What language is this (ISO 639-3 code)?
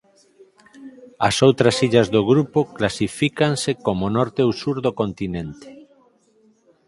glg